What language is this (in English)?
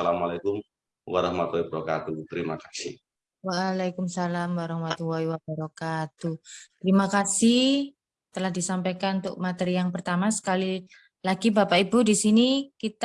Indonesian